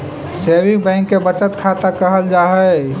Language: Magahi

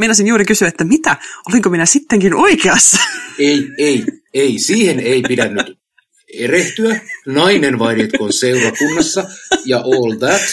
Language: Finnish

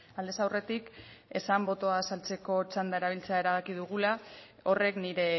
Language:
Basque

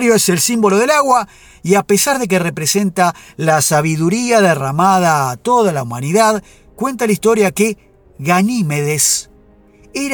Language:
Spanish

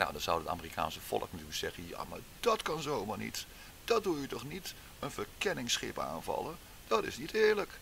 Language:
Dutch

